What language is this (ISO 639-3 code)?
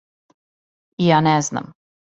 srp